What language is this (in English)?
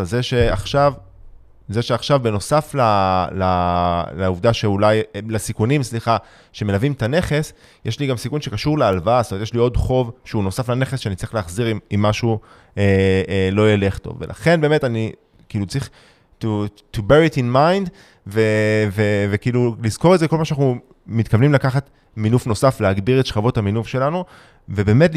Hebrew